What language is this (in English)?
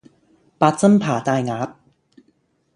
Cantonese